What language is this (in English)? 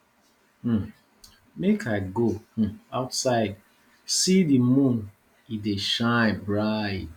Nigerian Pidgin